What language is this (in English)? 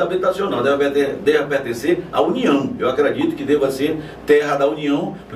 Portuguese